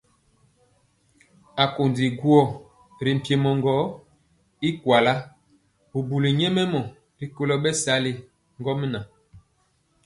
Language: Mpiemo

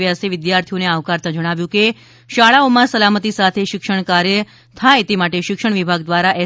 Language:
Gujarati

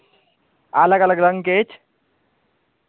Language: Maithili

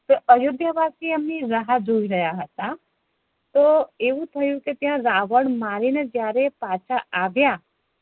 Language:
Gujarati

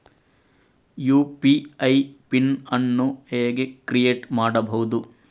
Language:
Kannada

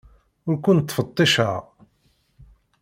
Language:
Kabyle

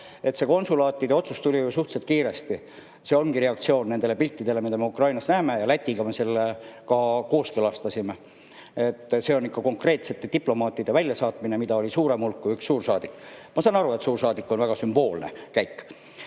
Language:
Estonian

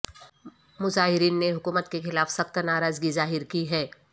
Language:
Urdu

